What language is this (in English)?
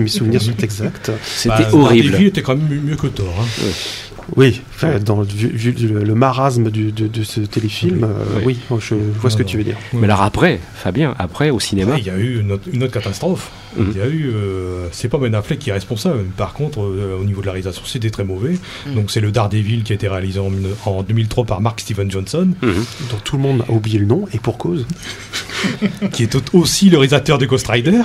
French